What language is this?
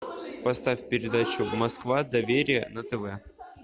Russian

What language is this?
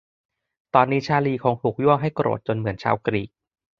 Thai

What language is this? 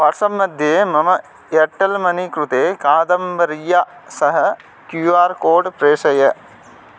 Sanskrit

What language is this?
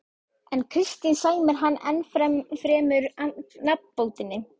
Icelandic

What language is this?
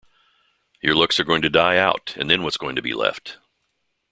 English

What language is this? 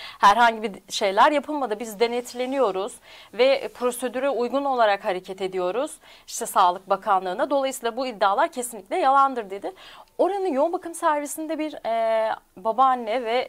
Turkish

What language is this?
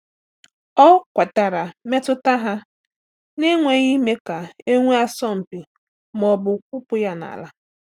Igbo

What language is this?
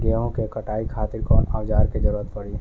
Bhojpuri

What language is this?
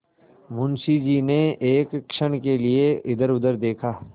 Hindi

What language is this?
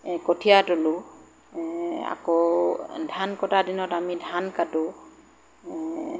Assamese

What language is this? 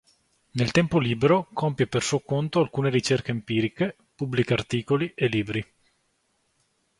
Italian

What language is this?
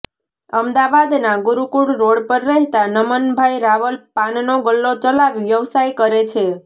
Gujarati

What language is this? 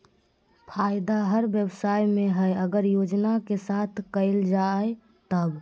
Magahi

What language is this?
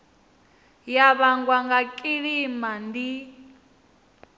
Venda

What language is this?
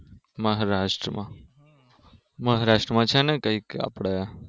Gujarati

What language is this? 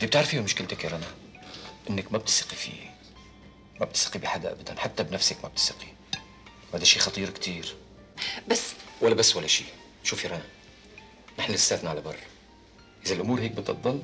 Arabic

